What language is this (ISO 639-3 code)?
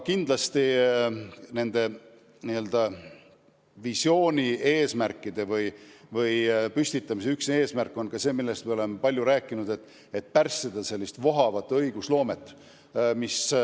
est